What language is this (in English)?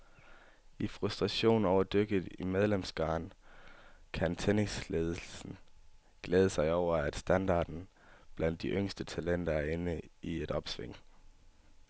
Danish